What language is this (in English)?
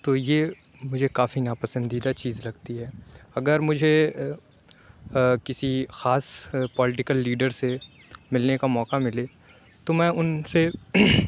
Urdu